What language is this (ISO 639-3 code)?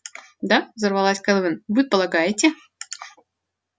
rus